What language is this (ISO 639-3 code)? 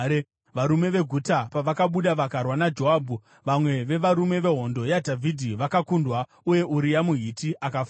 sna